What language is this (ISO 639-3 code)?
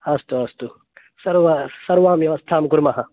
san